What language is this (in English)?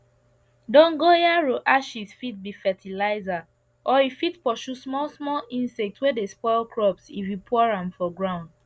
Nigerian Pidgin